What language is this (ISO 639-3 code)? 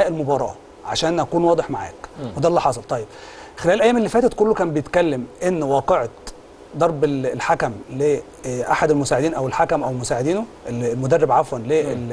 ara